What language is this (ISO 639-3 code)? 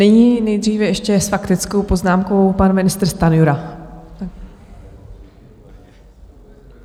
ces